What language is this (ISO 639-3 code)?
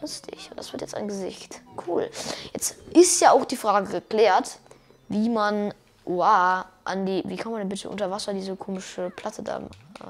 deu